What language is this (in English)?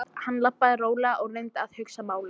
Icelandic